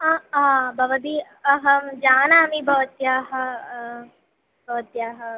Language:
Sanskrit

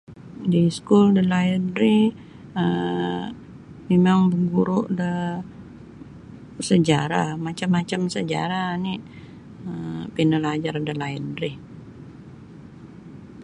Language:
Sabah Bisaya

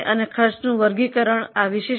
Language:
Gujarati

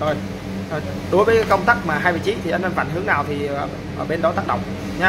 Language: Vietnamese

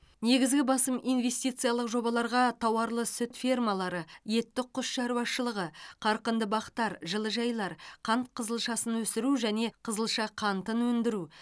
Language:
Kazakh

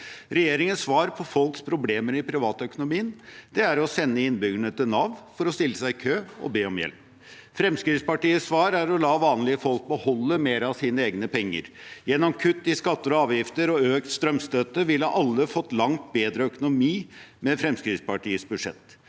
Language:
Norwegian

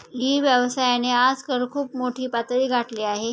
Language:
Marathi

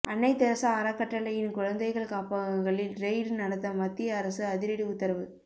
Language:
Tamil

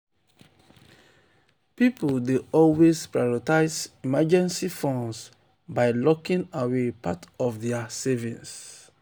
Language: Nigerian Pidgin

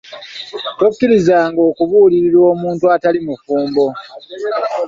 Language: Ganda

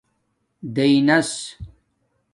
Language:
Domaaki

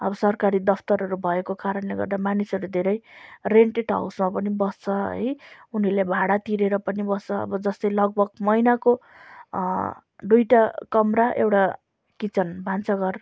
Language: Nepali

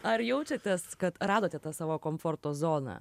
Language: Lithuanian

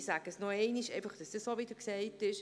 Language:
Swiss German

